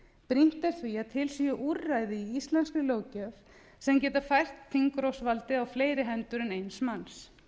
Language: Icelandic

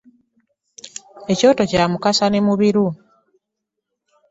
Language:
Ganda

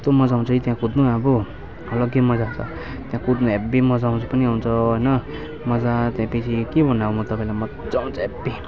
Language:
Nepali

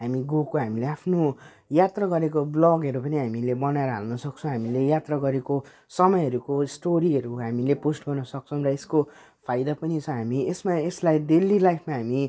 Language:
Nepali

